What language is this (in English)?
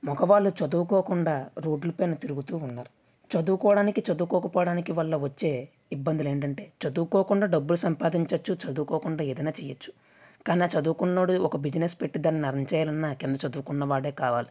Telugu